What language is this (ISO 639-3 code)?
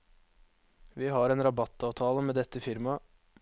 nor